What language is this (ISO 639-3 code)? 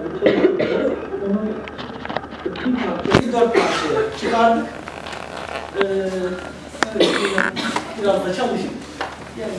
tur